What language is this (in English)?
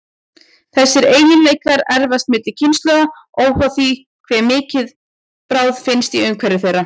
Icelandic